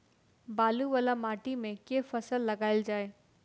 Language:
Maithili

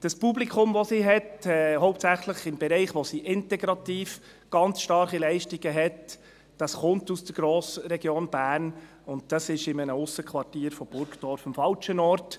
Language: Swiss German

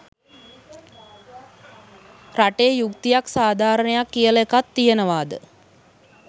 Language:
Sinhala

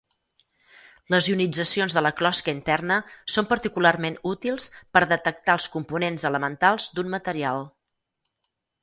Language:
Catalan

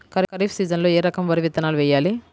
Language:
Telugu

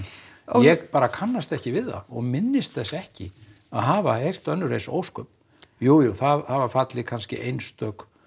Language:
Icelandic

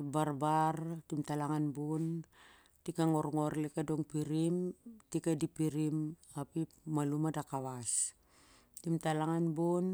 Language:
Siar-Lak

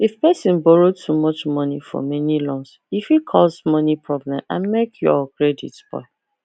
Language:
Nigerian Pidgin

